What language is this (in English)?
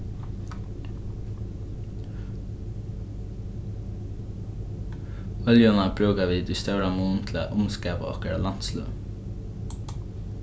Faroese